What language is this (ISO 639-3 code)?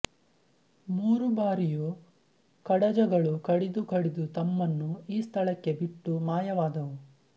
kan